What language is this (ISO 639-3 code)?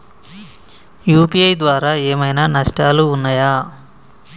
tel